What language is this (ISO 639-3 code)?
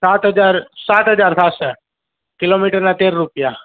guj